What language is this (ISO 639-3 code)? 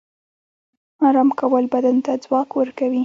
pus